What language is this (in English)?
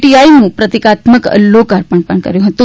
Gujarati